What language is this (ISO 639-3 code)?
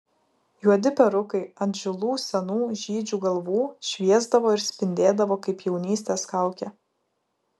lit